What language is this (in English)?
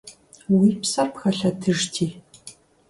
Kabardian